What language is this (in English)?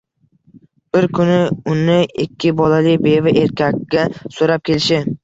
Uzbek